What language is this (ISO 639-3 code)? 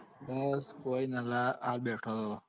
guj